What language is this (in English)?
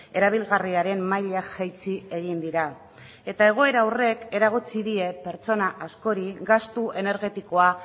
Basque